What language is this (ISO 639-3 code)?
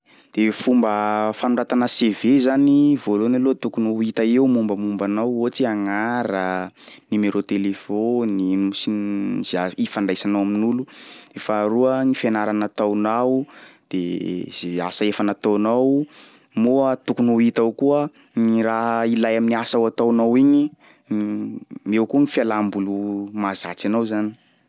skg